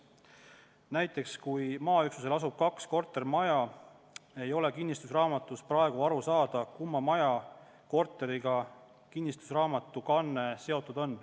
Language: Estonian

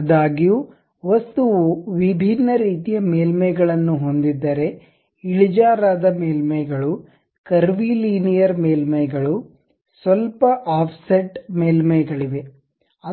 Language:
Kannada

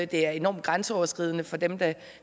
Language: Danish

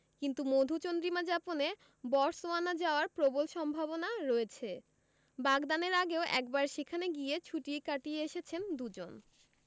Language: Bangla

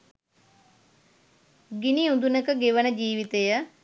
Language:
Sinhala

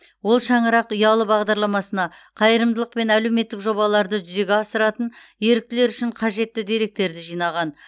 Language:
Kazakh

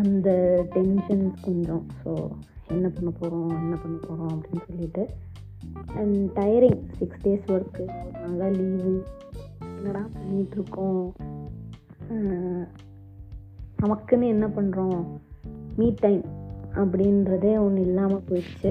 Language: Tamil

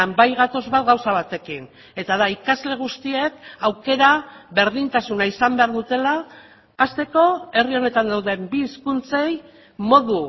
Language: Basque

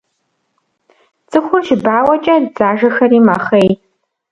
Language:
Kabardian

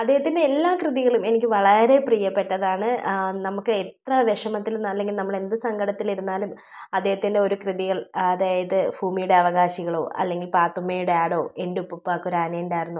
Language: Malayalam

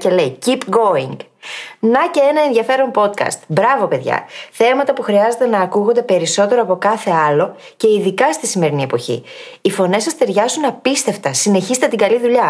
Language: Greek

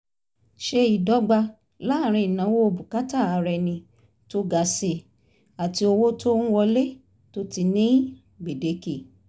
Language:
Yoruba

